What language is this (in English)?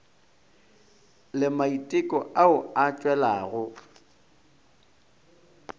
Northern Sotho